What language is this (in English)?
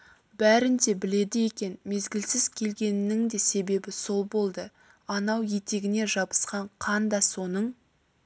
Kazakh